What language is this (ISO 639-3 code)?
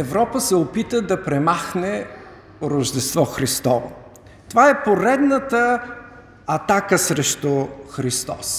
bul